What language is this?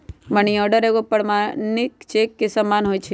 Magahi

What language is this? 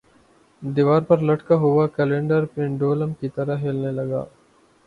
Urdu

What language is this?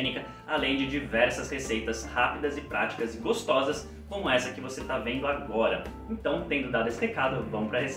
Portuguese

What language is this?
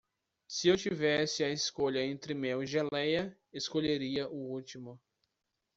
Portuguese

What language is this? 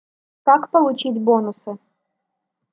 Russian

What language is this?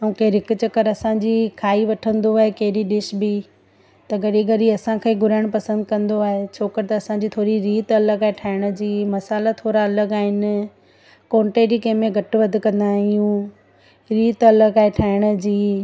Sindhi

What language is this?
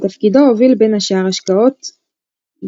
Hebrew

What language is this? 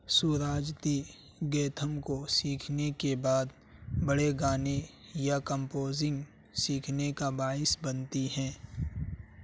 Urdu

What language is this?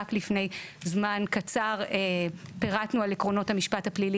Hebrew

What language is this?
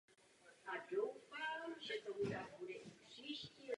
Czech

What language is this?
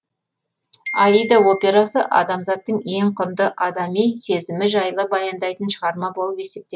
Kazakh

